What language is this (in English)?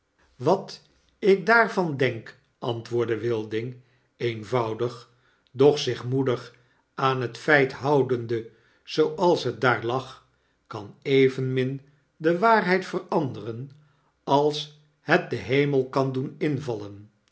Dutch